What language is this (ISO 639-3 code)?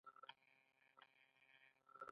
pus